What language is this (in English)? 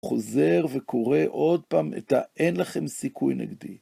Hebrew